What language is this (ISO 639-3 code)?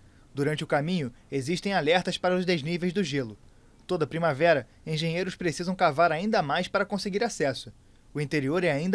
por